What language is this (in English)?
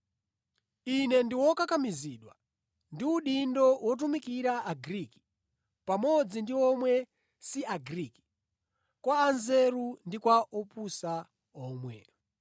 Nyanja